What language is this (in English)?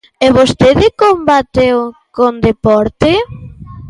Galician